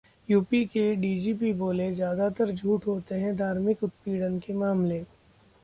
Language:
Hindi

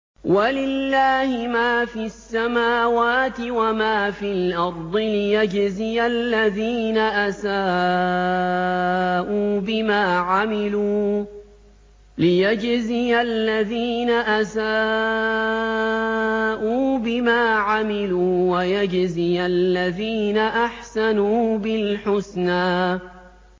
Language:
Arabic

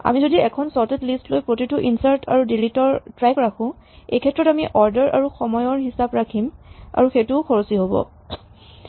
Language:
Assamese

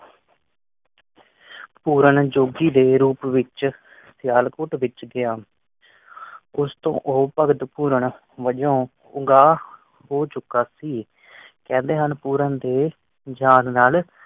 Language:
Punjabi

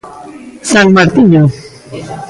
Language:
Galician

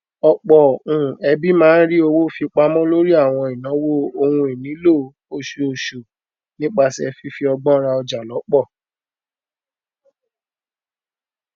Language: Yoruba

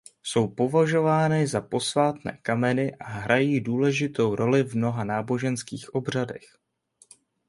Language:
Czech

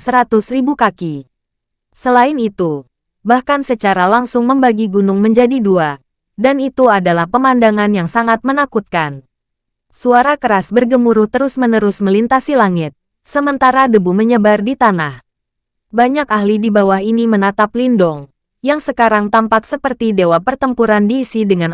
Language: Indonesian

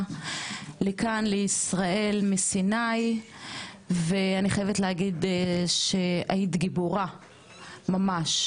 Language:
Hebrew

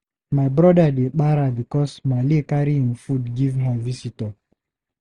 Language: Nigerian Pidgin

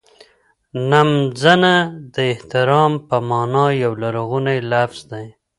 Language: Pashto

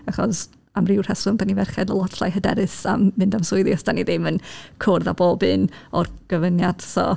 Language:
Welsh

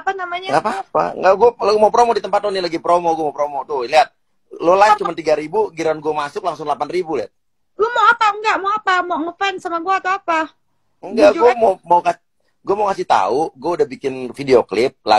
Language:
Indonesian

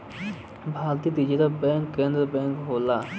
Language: Bhojpuri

